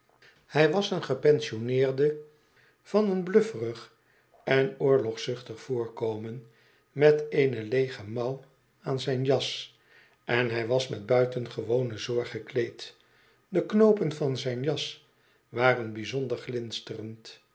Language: Dutch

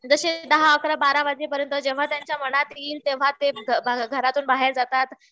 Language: Marathi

